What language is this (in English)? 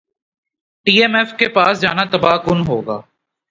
Urdu